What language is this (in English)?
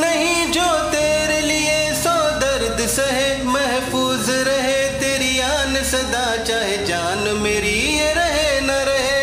Hindi